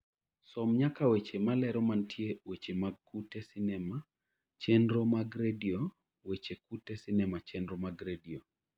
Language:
Luo (Kenya and Tanzania)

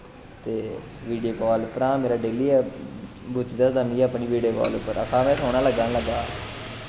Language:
Dogri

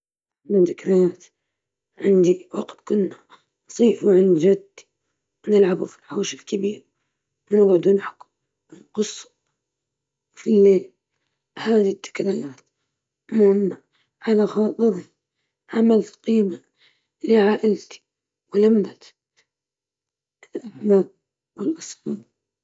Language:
Libyan Arabic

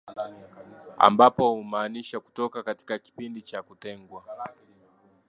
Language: Swahili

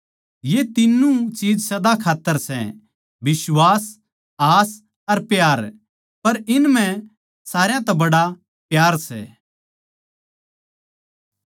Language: Haryanvi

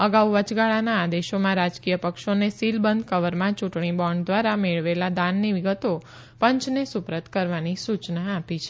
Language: Gujarati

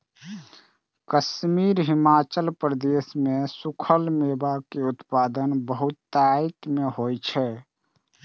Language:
Maithili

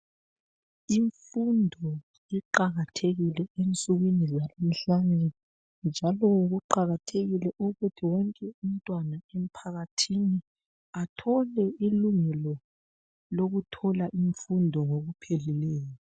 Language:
North Ndebele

